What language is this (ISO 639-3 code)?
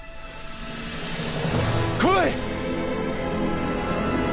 jpn